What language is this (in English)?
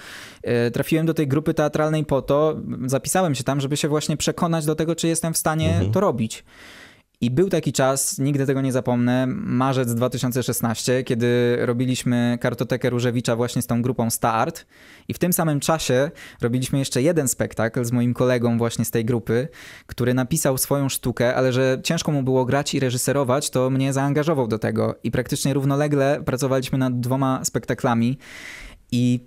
Polish